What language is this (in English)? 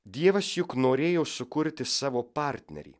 Lithuanian